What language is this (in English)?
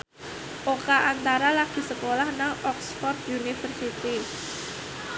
Javanese